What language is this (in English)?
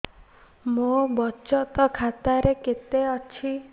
Odia